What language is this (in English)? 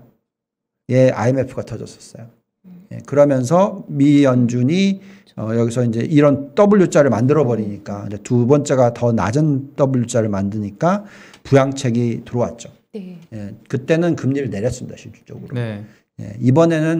Korean